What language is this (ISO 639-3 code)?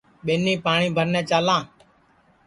ssi